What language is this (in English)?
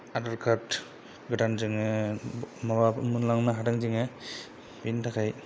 Bodo